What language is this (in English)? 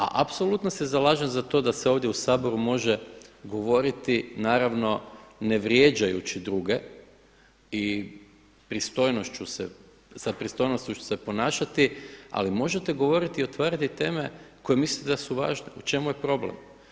Croatian